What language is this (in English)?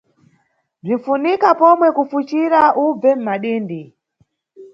Nyungwe